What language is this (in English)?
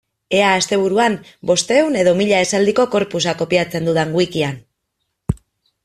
Basque